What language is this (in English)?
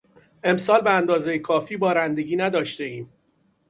Persian